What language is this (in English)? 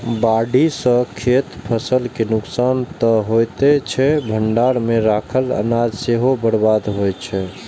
Maithili